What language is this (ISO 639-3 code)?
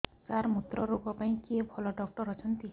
ori